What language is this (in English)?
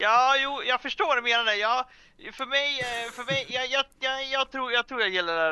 Swedish